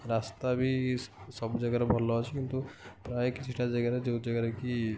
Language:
Odia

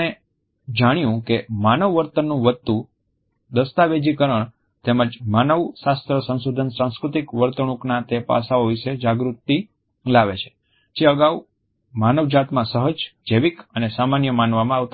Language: Gujarati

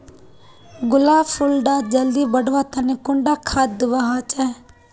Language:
Magahi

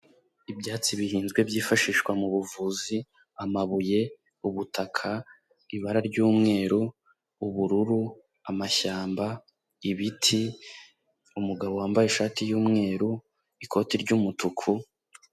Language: Kinyarwanda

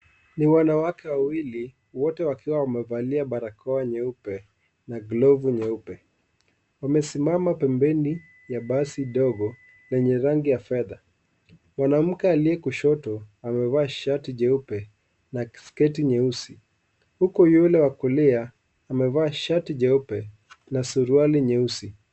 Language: Swahili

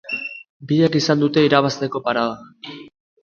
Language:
Basque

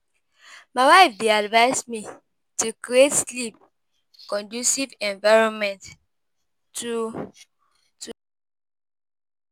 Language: Nigerian Pidgin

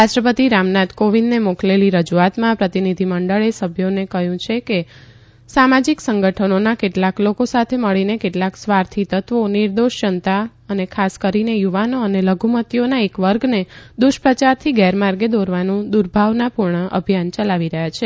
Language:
Gujarati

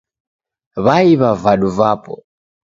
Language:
Taita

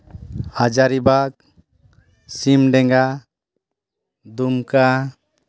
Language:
Santali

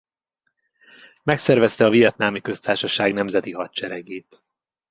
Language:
Hungarian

